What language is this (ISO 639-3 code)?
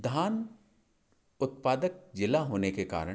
hin